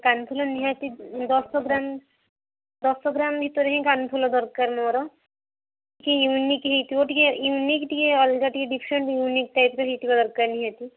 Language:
Odia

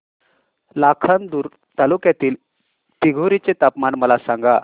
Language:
Marathi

